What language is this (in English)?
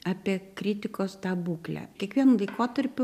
Lithuanian